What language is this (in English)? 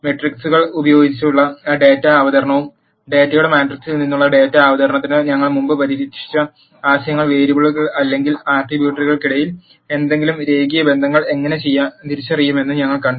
Malayalam